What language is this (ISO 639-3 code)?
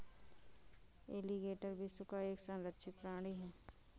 hin